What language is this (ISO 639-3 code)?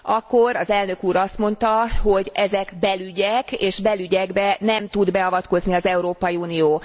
hun